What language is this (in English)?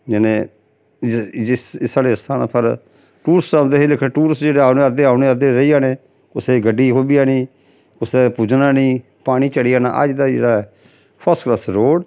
Dogri